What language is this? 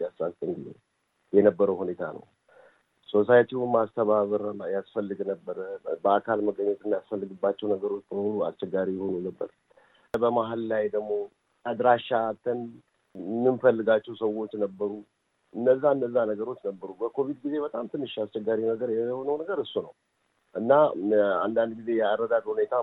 Amharic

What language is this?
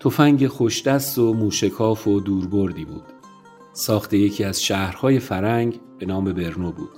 Persian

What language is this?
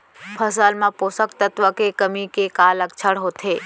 Chhattisgarhi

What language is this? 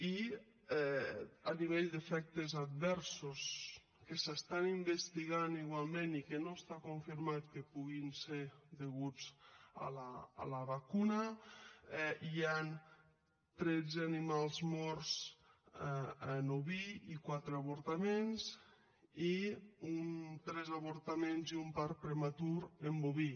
Catalan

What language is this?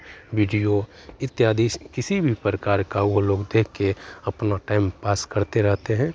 Hindi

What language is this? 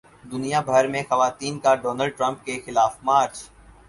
Urdu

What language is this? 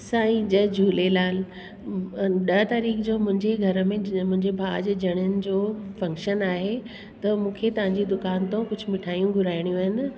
Sindhi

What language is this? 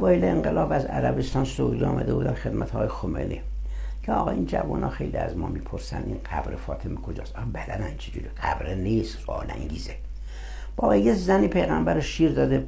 Persian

